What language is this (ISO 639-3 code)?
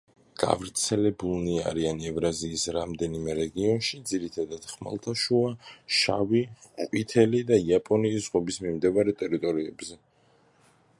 kat